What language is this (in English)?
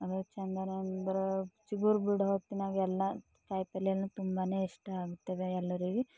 Kannada